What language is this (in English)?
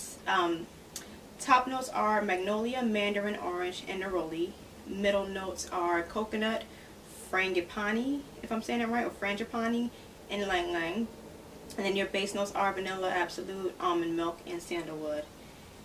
English